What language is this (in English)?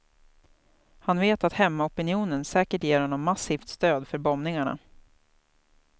Swedish